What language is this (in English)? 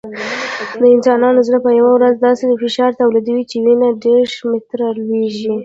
Pashto